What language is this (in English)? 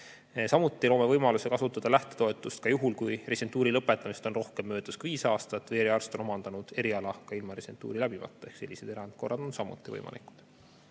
Estonian